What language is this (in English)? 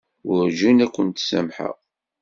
Kabyle